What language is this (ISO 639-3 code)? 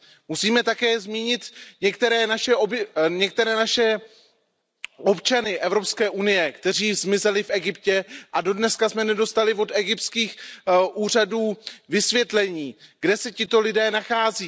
ces